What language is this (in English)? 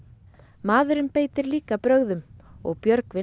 Icelandic